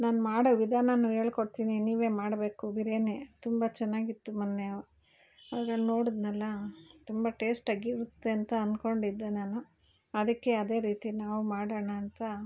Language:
Kannada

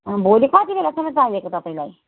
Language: Nepali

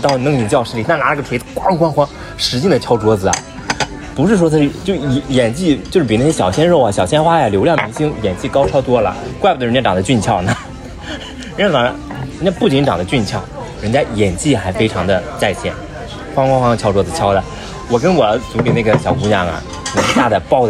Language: Chinese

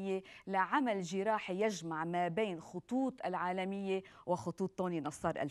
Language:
Arabic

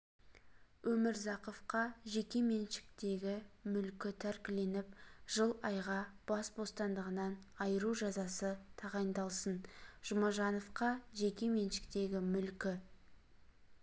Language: Kazakh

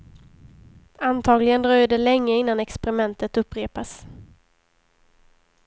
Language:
Swedish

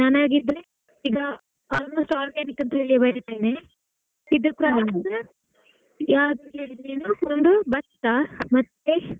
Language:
Kannada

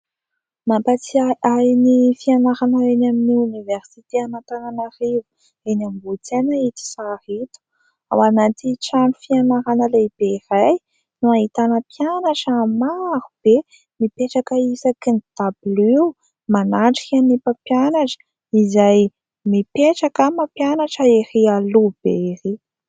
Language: Malagasy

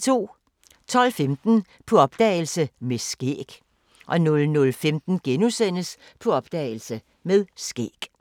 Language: Danish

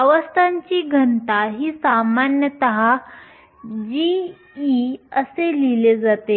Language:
Marathi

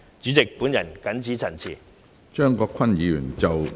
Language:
Cantonese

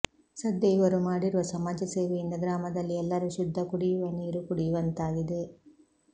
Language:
Kannada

